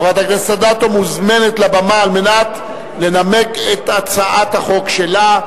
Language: Hebrew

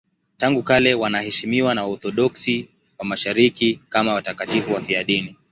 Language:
Swahili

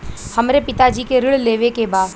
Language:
Bhojpuri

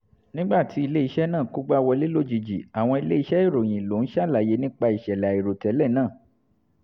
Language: Yoruba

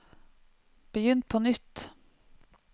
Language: Norwegian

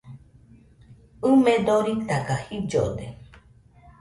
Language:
Nüpode Huitoto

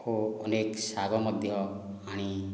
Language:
Odia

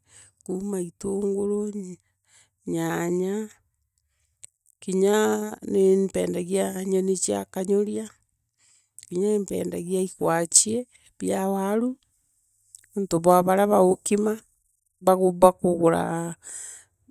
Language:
Meru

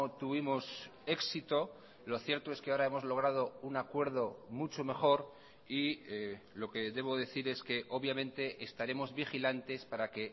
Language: Spanish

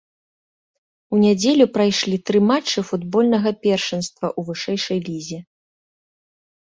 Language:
Belarusian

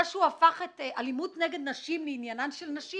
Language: Hebrew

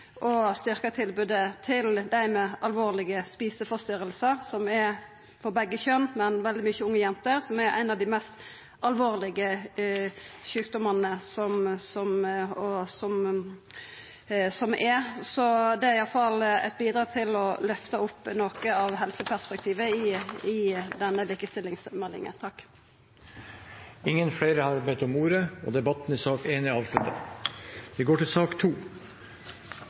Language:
Norwegian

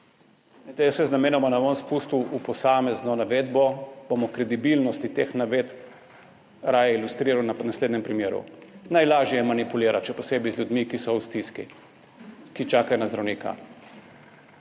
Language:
Slovenian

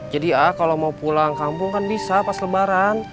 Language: Indonesian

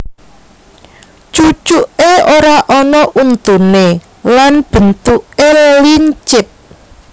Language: Javanese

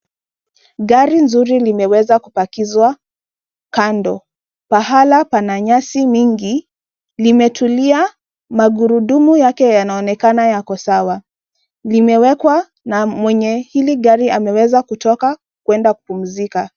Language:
Swahili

